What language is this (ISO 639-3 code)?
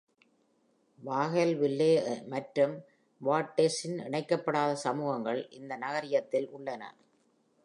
tam